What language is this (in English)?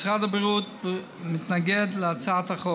Hebrew